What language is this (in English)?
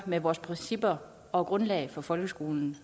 Danish